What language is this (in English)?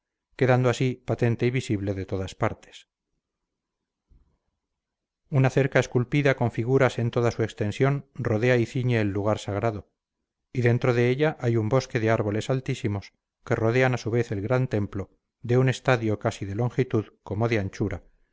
Spanish